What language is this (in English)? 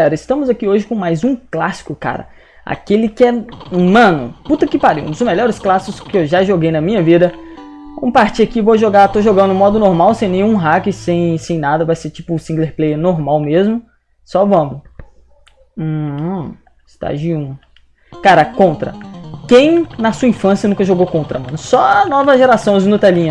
Portuguese